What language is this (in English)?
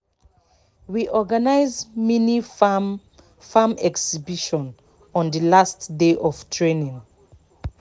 Nigerian Pidgin